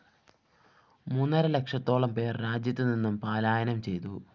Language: Malayalam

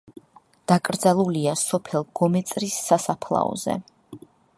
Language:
Georgian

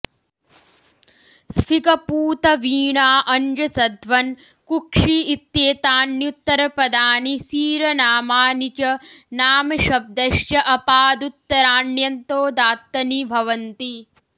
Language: Sanskrit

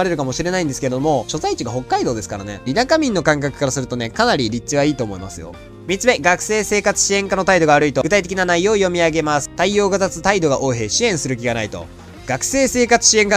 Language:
Japanese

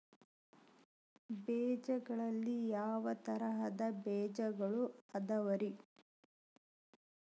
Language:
Kannada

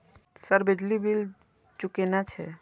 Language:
Maithili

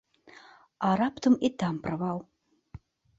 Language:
Belarusian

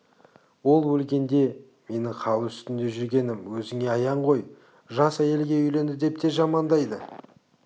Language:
Kazakh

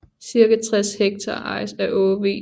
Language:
Danish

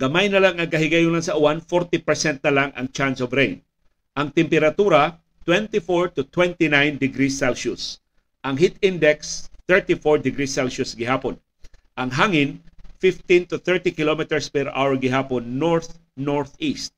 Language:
Filipino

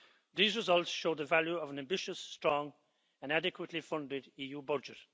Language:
English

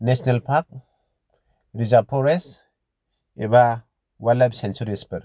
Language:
Bodo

